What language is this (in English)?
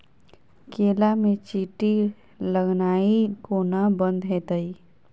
Maithili